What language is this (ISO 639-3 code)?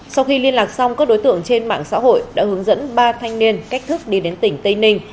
vie